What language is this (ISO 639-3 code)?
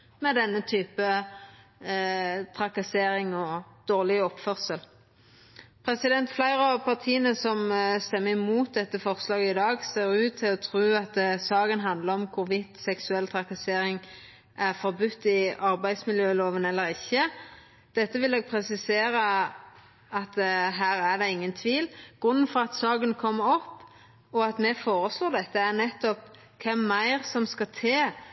nno